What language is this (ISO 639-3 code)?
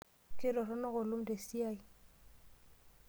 mas